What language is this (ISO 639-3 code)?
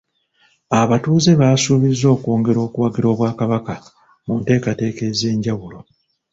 lug